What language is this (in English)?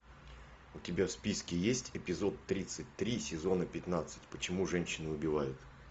Russian